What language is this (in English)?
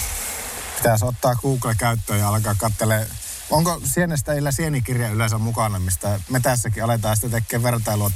Finnish